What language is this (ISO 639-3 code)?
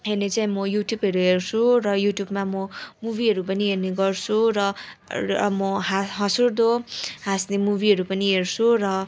nep